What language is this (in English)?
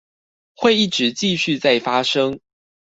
Chinese